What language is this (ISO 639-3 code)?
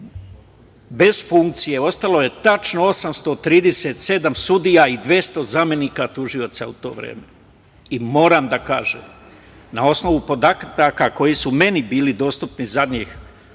srp